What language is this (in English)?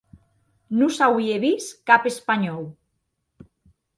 Occitan